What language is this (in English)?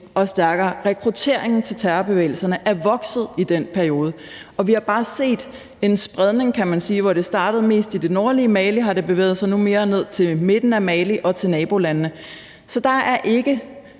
Danish